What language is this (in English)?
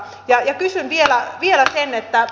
Finnish